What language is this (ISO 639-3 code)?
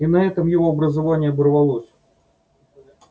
rus